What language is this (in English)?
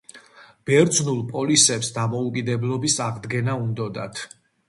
Georgian